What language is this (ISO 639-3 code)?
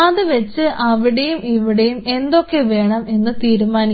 mal